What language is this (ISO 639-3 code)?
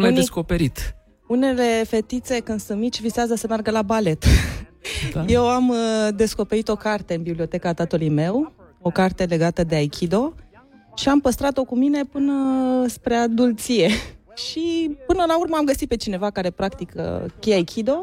ron